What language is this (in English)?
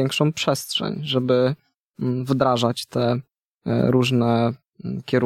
Polish